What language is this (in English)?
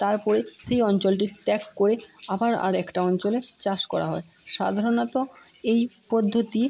Bangla